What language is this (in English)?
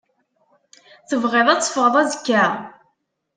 Kabyle